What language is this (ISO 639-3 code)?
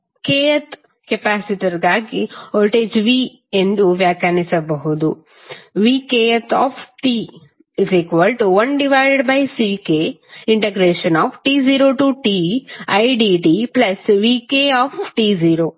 kan